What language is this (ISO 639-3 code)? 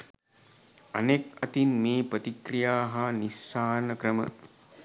sin